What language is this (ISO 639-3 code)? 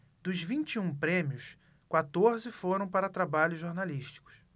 por